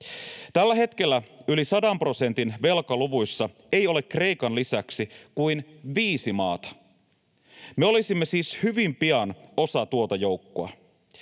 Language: Finnish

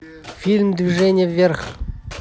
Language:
Russian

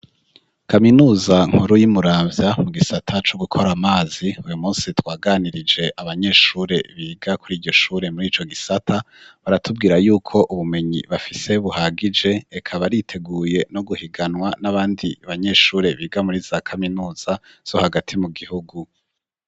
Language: Rundi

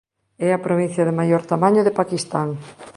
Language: Galician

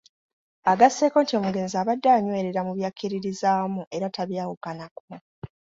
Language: Ganda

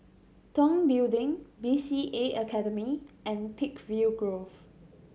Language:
English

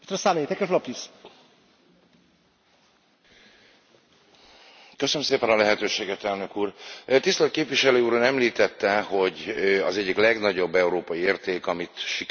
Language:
Hungarian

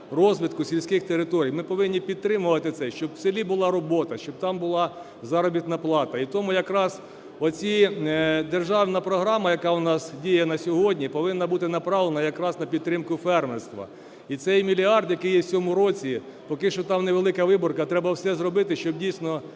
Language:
Ukrainian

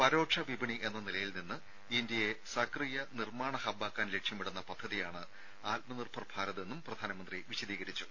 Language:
Malayalam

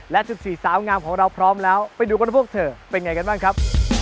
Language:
Thai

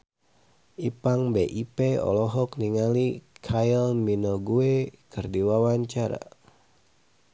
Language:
Sundanese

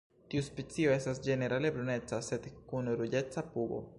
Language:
Esperanto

